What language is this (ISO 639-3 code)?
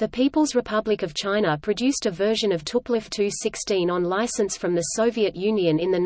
eng